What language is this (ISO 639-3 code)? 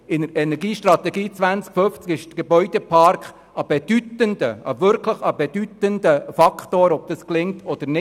gsw